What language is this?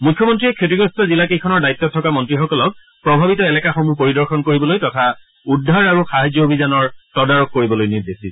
Assamese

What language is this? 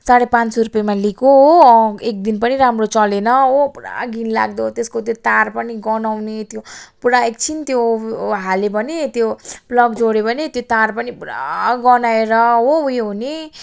Nepali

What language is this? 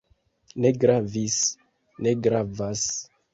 Esperanto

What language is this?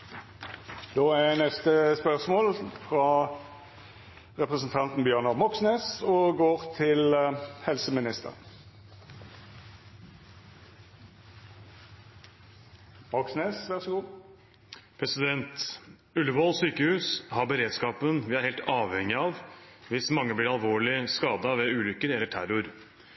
Norwegian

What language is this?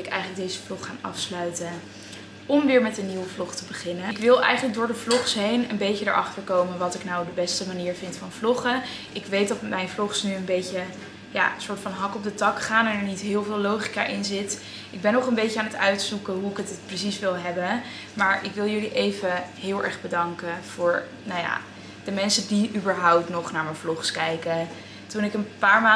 Dutch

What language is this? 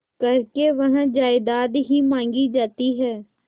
Hindi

